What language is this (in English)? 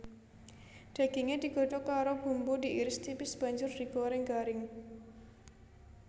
Javanese